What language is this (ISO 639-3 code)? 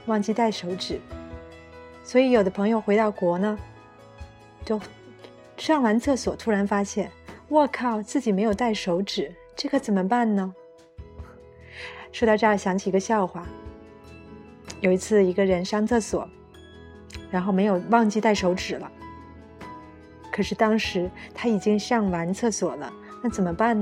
zho